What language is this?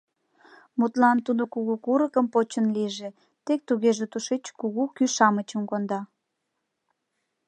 Mari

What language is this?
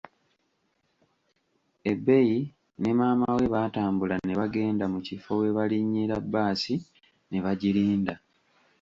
Ganda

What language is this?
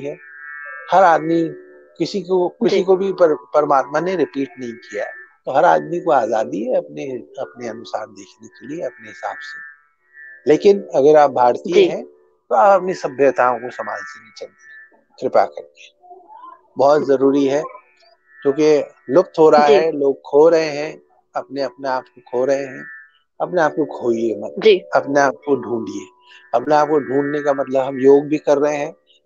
Hindi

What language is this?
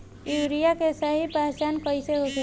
Bhojpuri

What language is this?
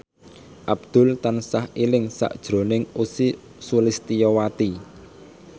Javanese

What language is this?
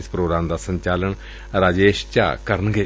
Punjabi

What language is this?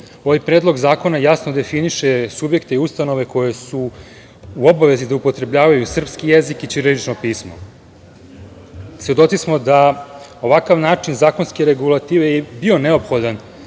Serbian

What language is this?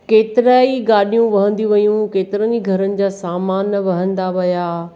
Sindhi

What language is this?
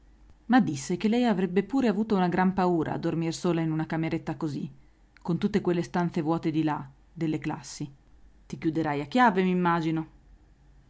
Italian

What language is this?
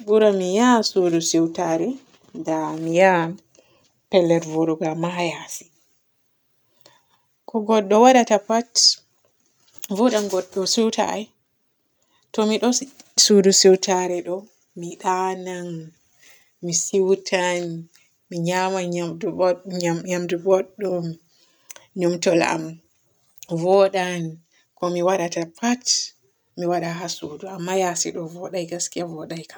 Borgu Fulfulde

